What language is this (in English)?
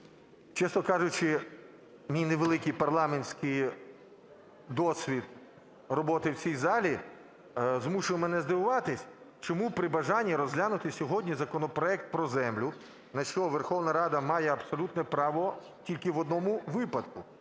Ukrainian